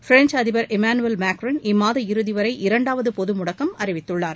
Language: Tamil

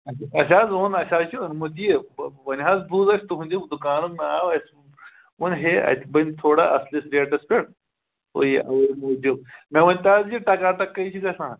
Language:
Kashmiri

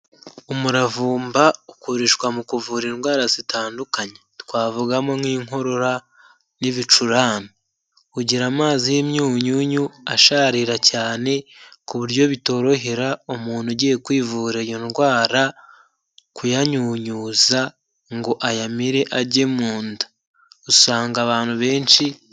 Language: Kinyarwanda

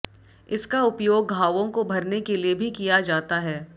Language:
Hindi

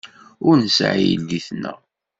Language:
Kabyle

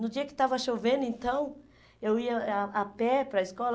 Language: Portuguese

